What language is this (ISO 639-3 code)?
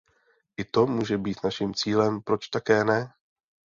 ces